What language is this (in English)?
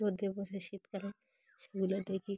Bangla